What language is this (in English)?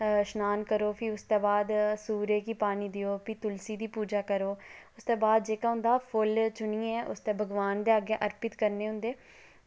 Dogri